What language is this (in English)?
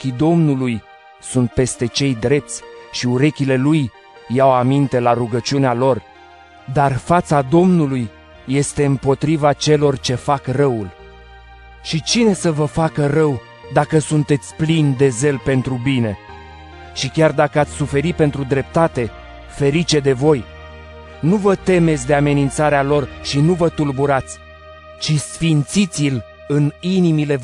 Romanian